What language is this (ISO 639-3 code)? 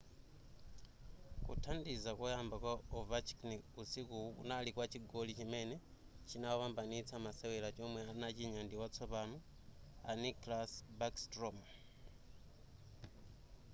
nya